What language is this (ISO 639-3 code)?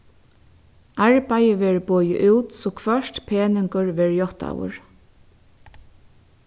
fao